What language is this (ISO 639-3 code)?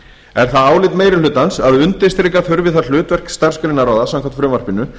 isl